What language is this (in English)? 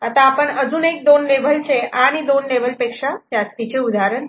Marathi